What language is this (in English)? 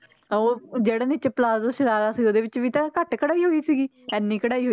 Punjabi